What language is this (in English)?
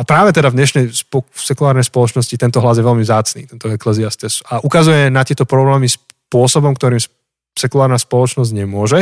Slovak